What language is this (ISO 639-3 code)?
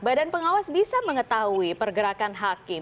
ind